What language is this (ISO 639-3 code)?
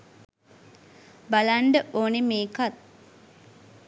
sin